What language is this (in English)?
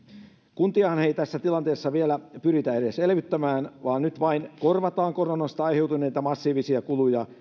Finnish